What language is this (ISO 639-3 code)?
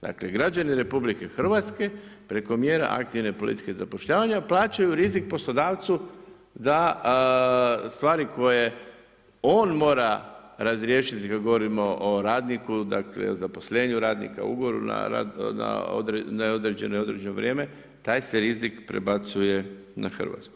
hrv